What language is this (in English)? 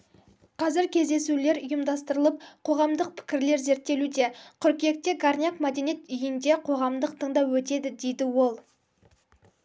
Kazakh